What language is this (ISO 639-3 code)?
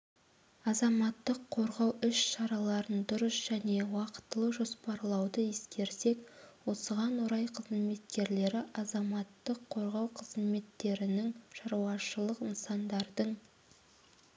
kaz